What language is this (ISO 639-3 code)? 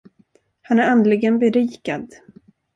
swe